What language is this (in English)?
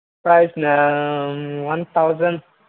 Manipuri